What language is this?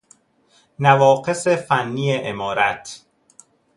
Persian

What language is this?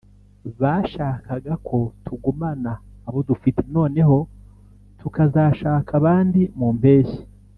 Kinyarwanda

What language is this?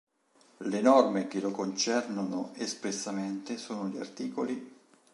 Italian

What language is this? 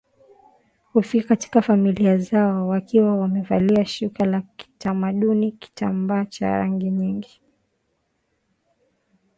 Swahili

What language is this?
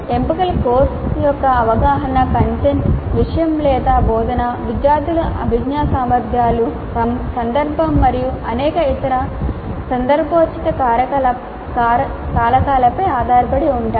Telugu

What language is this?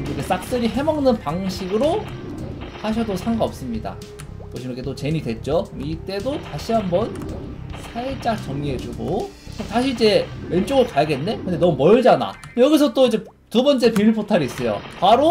Korean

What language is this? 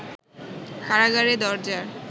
Bangla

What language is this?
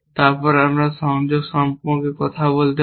Bangla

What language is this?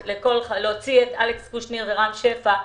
Hebrew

